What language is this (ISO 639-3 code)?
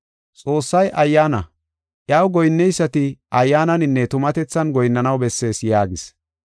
gof